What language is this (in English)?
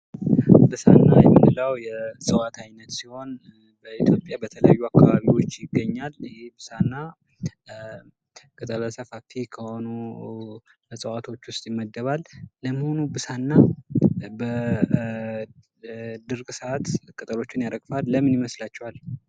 Amharic